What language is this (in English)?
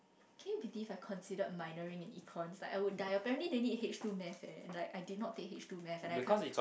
English